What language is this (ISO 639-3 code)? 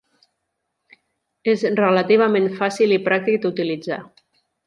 cat